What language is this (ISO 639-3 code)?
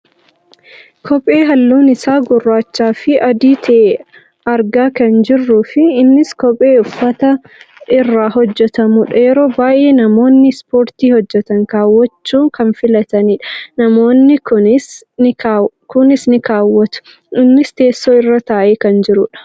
orm